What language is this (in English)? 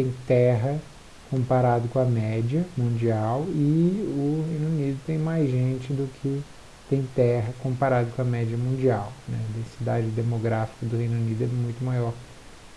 Portuguese